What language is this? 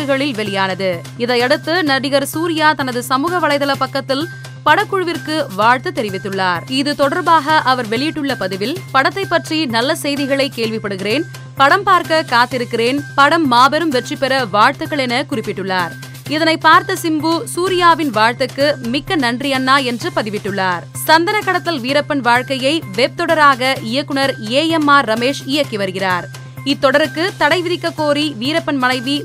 Tamil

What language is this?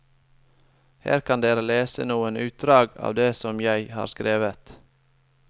Norwegian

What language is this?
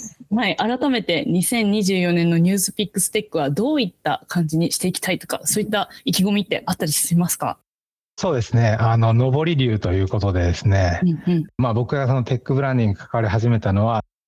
Japanese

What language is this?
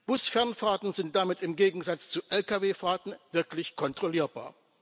German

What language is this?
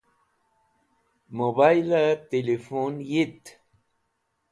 Wakhi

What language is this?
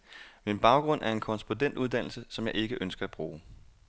Danish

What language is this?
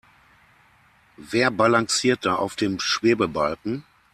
German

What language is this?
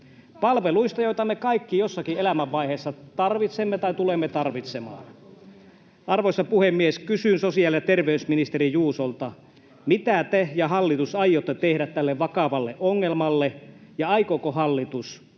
Finnish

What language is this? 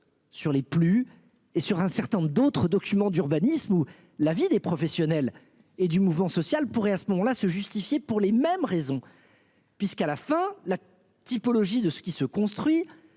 French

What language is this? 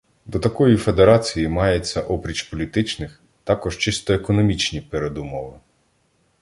Ukrainian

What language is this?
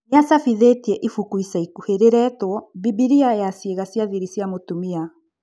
Kikuyu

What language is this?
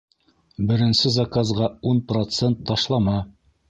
Bashkir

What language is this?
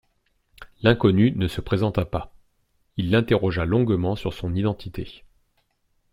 French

